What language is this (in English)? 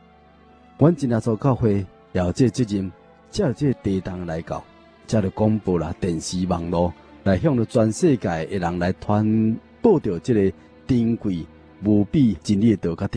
Chinese